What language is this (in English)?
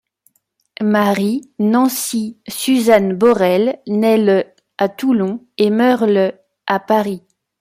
French